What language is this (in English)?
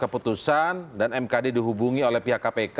Indonesian